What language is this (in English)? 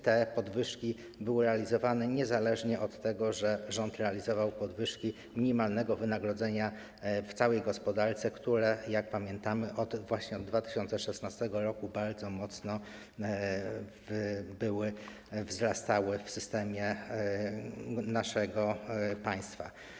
Polish